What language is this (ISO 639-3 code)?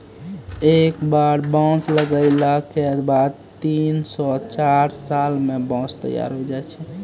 mai